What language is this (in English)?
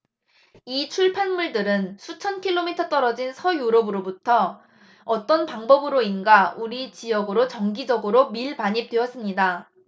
Korean